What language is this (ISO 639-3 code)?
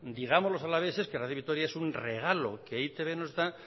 spa